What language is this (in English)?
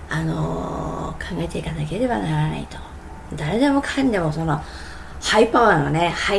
Japanese